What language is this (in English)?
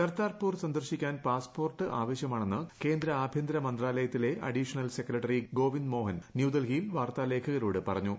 Malayalam